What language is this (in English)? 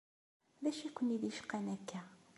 Kabyle